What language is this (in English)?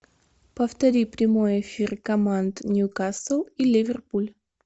Russian